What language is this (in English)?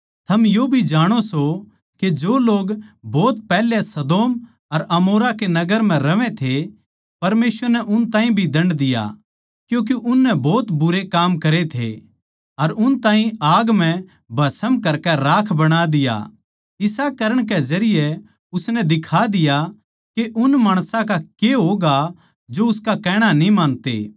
Haryanvi